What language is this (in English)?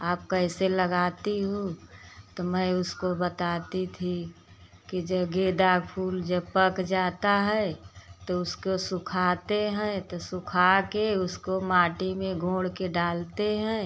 Hindi